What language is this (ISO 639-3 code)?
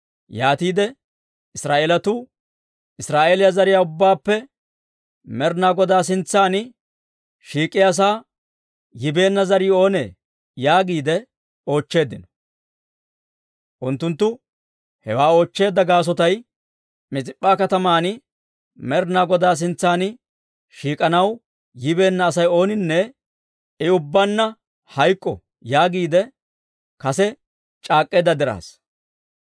dwr